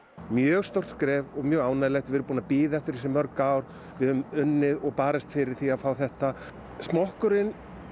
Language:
Icelandic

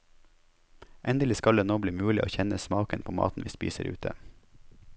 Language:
Norwegian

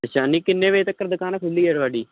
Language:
Punjabi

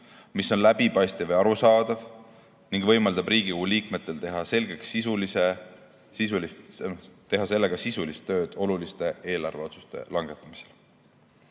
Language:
Estonian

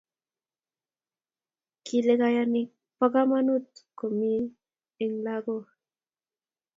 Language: Kalenjin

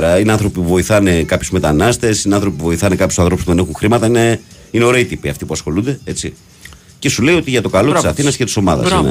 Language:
Greek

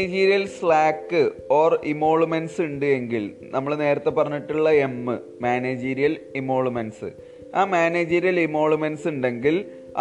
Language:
Malayalam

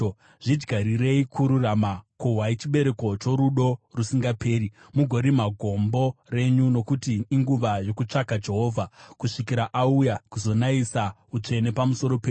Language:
Shona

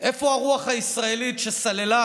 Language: Hebrew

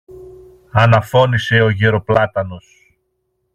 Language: Greek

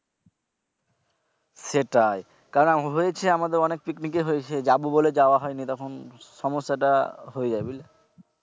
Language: Bangla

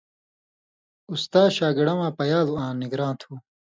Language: Indus Kohistani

